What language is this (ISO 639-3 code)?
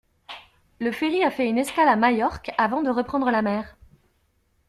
fra